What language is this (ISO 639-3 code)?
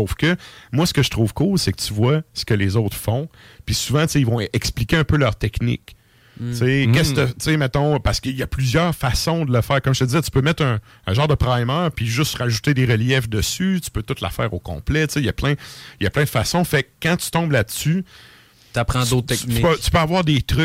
fra